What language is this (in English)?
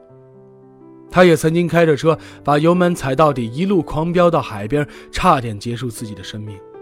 Chinese